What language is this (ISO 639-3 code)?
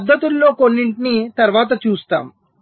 tel